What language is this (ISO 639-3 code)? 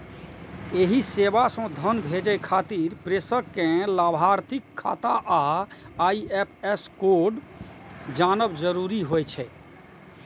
mai